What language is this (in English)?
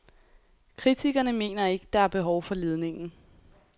Danish